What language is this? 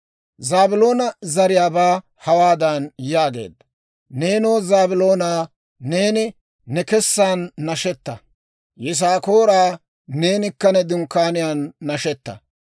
Dawro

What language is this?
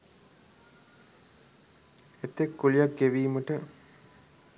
Sinhala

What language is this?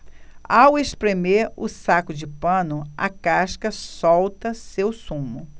Portuguese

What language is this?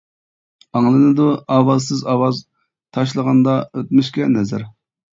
Uyghur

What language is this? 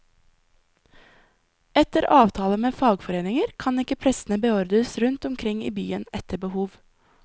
Norwegian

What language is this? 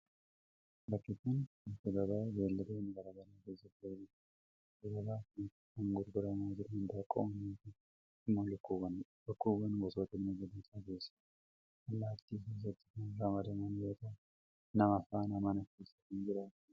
Oromo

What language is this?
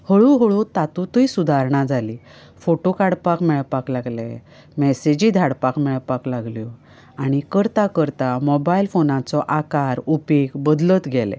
Konkani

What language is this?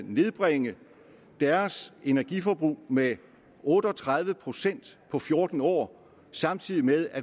Danish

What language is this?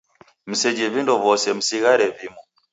Taita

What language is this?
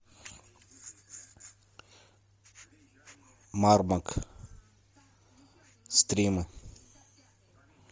Russian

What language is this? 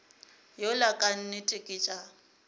Northern Sotho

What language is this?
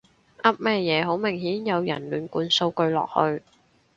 Cantonese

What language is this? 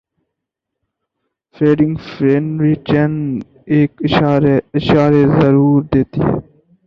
Urdu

